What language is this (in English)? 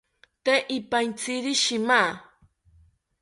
South Ucayali Ashéninka